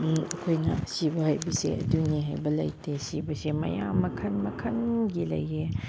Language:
Manipuri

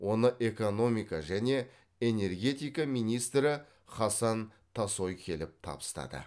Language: Kazakh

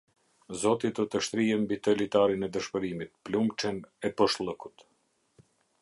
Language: Albanian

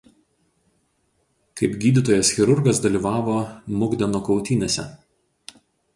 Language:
Lithuanian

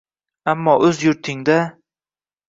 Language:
Uzbek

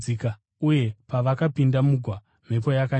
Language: Shona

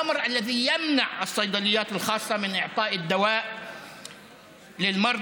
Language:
Hebrew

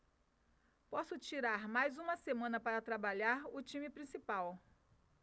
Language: Portuguese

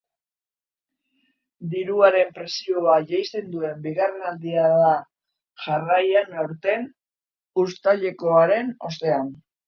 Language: Basque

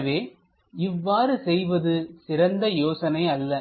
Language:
Tamil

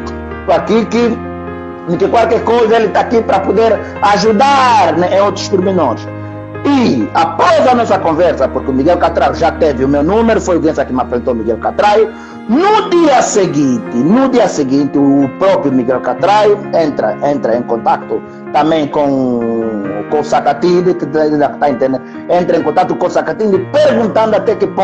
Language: Portuguese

